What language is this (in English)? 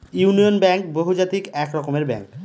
Bangla